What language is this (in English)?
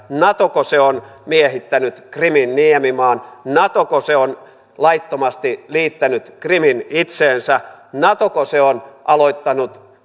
Finnish